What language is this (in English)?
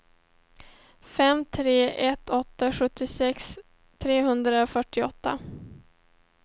Swedish